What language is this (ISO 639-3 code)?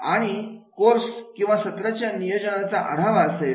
mar